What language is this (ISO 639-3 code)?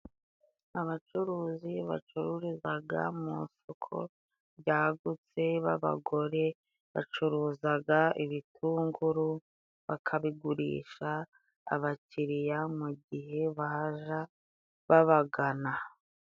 kin